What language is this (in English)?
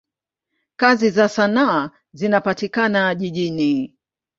Swahili